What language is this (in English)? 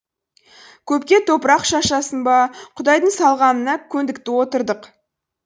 Kazakh